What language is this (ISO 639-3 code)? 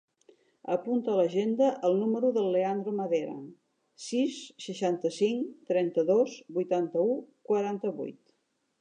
cat